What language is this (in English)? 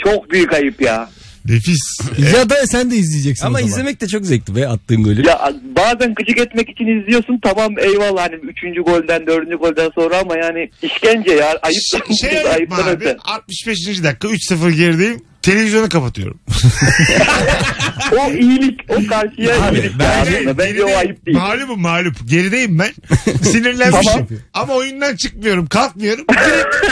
Turkish